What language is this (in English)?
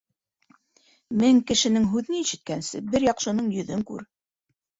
Bashkir